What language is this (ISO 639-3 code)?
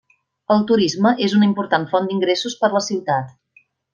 cat